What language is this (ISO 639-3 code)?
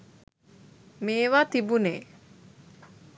sin